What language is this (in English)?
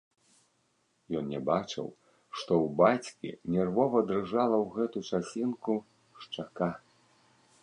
Belarusian